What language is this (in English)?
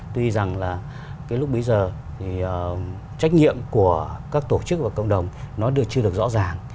Vietnamese